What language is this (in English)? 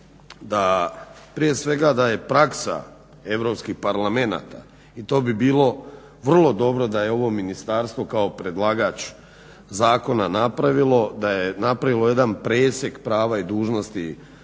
Croatian